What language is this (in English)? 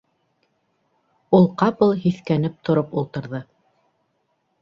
Bashkir